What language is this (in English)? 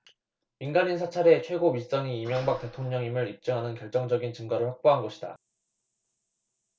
Korean